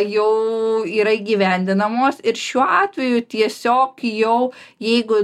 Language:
Lithuanian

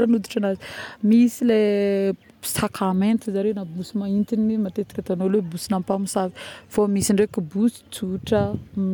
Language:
Northern Betsimisaraka Malagasy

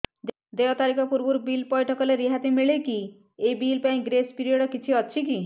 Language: Odia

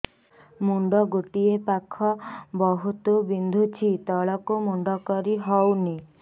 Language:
Odia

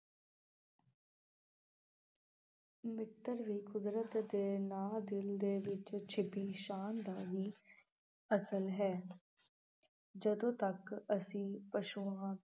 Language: Punjabi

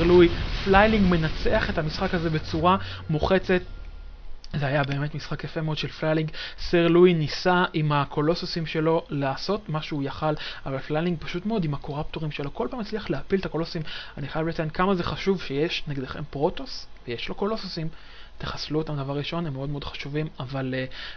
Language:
Hebrew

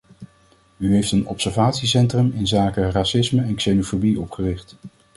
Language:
Dutch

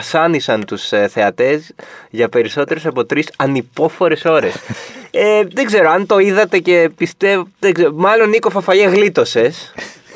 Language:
Greek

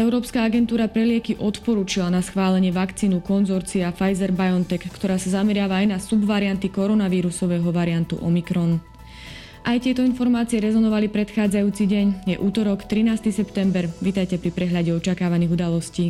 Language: Slovak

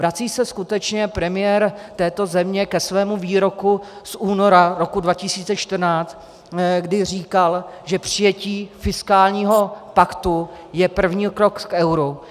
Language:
Czech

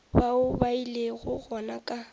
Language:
Northern Sotho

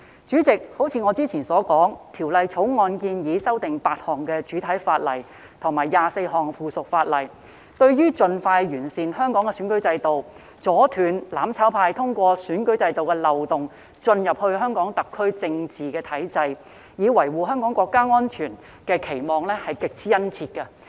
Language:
Cantonese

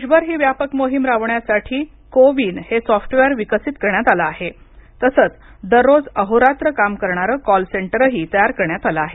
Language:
Marathi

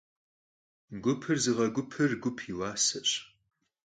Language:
Kabardian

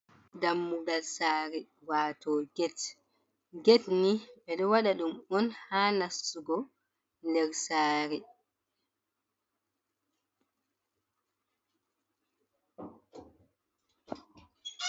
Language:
Fula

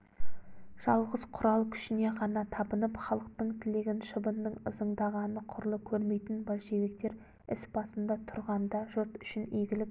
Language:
Kazakh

